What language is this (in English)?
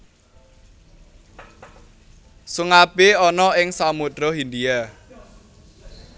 Javanese